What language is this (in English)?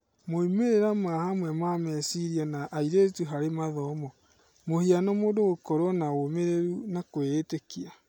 Kikuyu